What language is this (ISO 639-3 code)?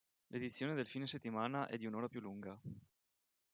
ita